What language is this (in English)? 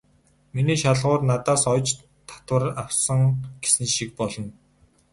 Mongolian